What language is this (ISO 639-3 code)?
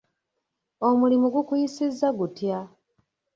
lug